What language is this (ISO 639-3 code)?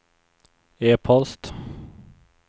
swe